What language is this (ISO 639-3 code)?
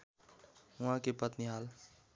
nep